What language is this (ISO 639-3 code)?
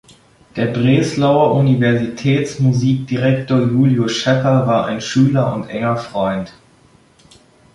deu